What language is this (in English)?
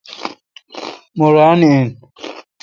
Kalkoti